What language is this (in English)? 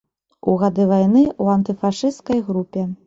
Belarusian